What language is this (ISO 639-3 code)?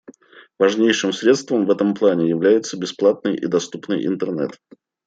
rus